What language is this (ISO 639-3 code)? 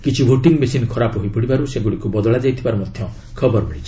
ori